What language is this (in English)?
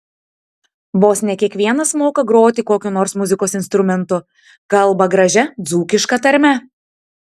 Lithuanian